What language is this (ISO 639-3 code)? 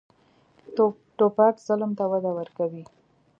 pus